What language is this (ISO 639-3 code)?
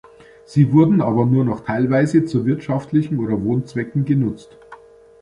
deu